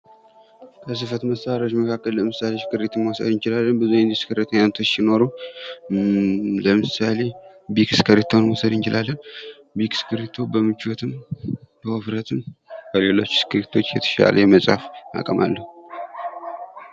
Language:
Amharic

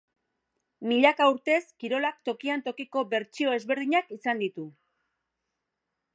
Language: Basque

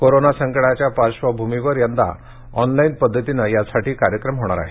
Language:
Marathi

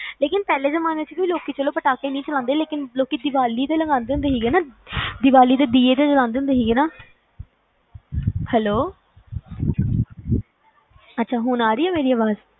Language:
Punjabi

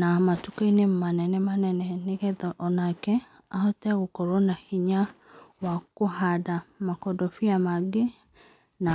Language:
Kikuyu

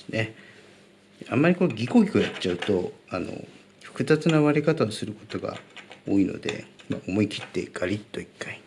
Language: Japanese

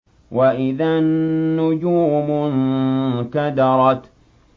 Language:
Arabic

